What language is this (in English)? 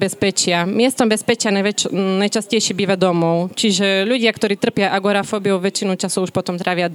Slovak